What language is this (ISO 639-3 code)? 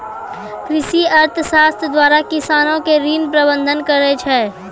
mai